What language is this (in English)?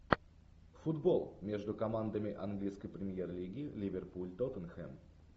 Russian